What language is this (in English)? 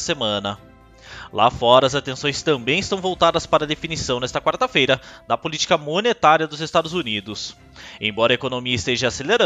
Portuguese